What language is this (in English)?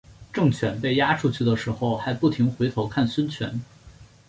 Chinese